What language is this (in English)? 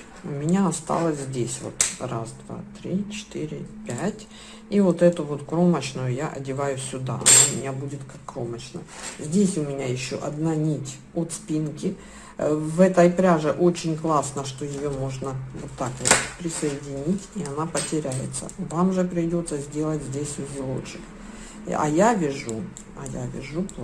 Russian